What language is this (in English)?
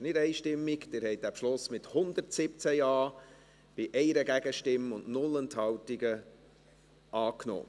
Swiss German